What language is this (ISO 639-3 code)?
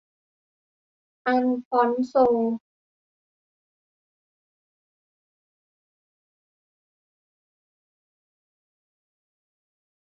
tha